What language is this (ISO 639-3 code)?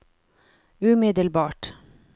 nor